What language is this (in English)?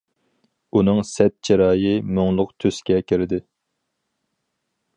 Uyghur